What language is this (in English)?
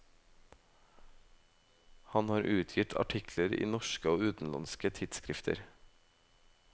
Norwegian